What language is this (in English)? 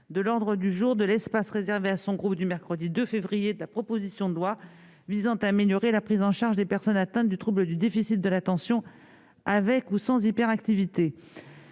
French